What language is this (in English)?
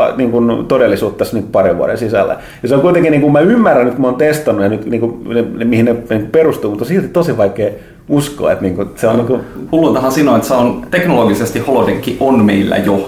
Finnish